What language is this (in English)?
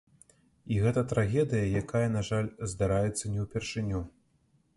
Belarusian